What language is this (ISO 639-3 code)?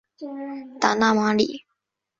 zho